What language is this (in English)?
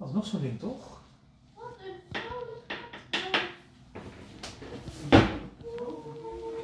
Dutch